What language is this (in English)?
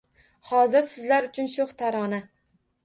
Uzbek